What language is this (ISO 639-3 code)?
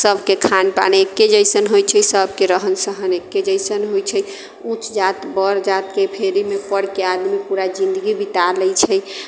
mai